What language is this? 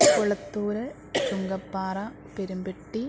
Malayalam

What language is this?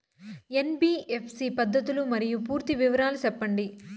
Telugu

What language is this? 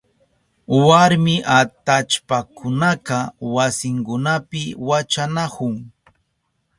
Southern Pastaza Quechua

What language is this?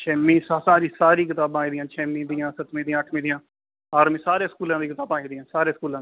Dogri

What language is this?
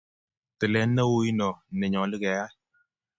Kalenjin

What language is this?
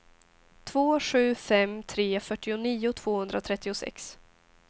Swedish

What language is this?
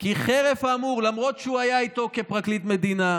Hebrew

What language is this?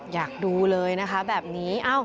Thai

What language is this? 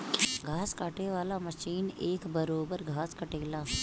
Bhojpuri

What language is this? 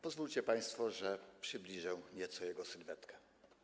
Polish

